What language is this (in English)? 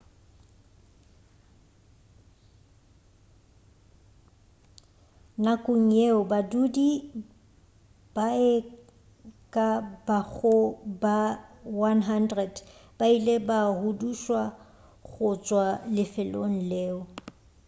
Northern Sotho